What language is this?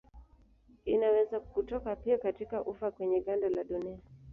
Swahili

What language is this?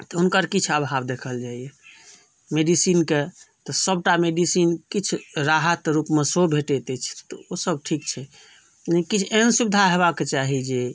Maithili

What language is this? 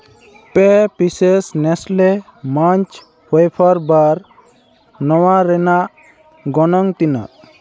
Santali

